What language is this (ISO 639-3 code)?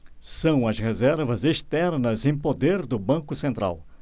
por